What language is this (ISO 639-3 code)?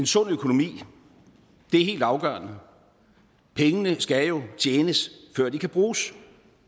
dan